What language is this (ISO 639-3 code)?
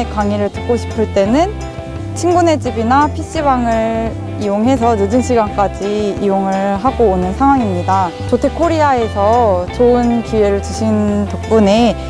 kor